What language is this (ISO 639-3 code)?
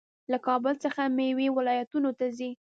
pus